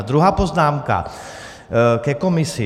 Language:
Czech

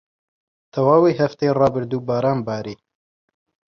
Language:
Central Kurdish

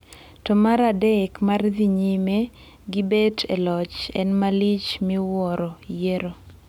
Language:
Luo (Kenya and Tanzania)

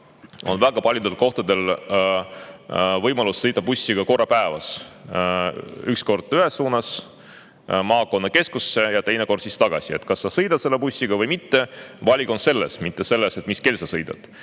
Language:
Estonian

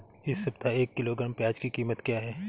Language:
Hindi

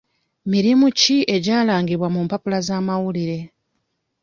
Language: Ganda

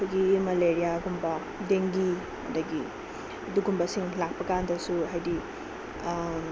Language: Manipuri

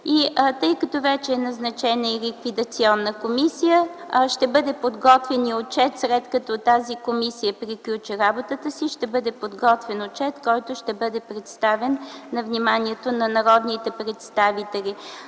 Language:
Bulgarian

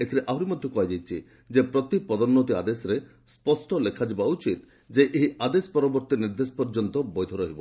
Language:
Odia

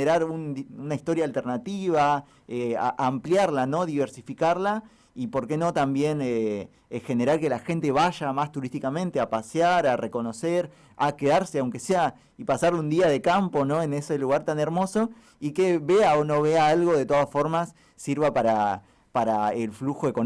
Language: Spanish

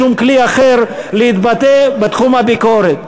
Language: Hebrew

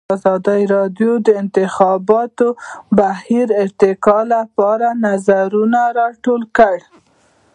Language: Pashto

